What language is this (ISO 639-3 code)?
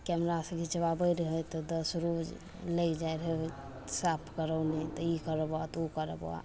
mai